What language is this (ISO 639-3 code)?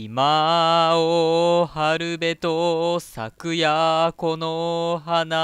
jpn